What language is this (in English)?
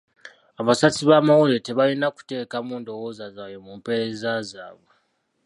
Ganda